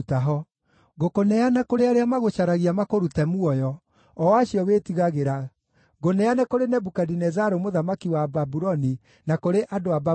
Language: Kikuyu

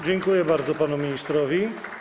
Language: Polish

